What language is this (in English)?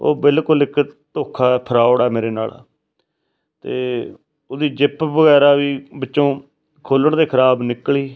Punjabi